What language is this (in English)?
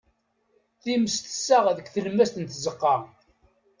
Kabyle